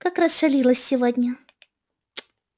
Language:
Russian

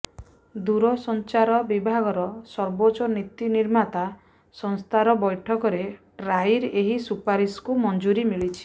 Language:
Odia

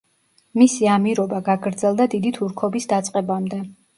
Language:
Georgian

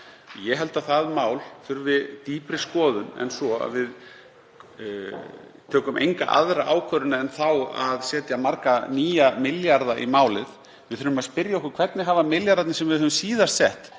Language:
Icelandic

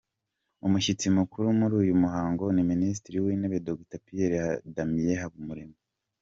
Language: Kinyarwanda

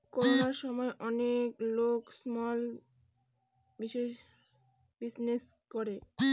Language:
Bangla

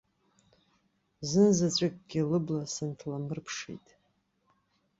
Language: Abkhazian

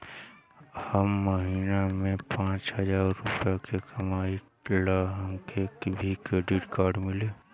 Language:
Bhojpuri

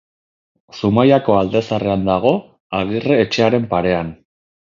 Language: Basque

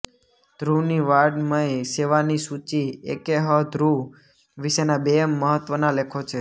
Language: Gujarati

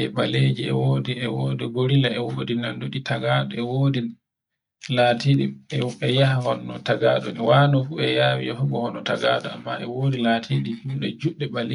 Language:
Borgu Fulfulde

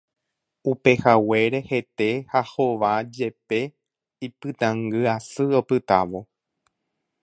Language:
Guarani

